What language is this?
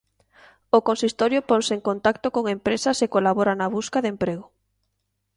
Galician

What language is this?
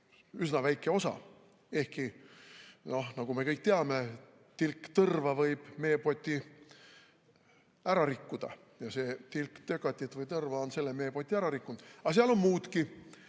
Estonian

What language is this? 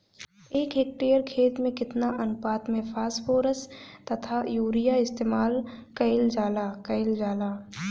Bhojpuri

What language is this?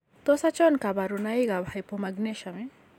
Kalenjin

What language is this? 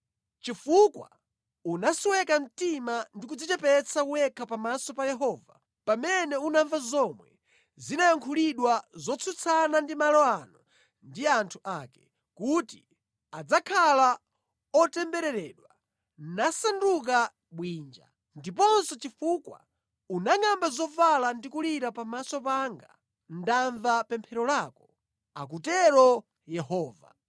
Nyanja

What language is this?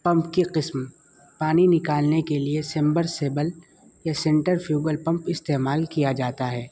Urdu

